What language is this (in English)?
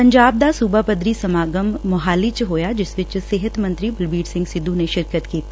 Punjabi